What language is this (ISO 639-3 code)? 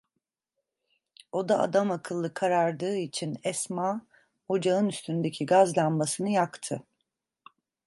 tur